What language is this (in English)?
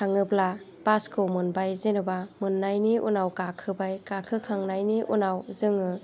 Bodo